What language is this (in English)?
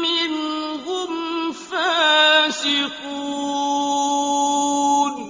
Arabic